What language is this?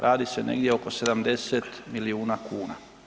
Croatian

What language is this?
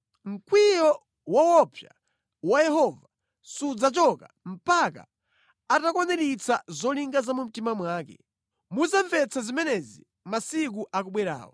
Nyanja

